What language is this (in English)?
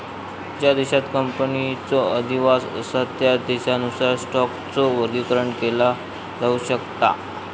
Marathi